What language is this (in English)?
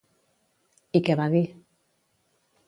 Catalan